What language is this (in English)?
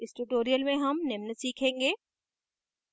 Hindi